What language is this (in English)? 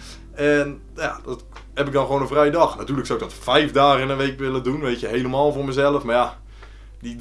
Dutch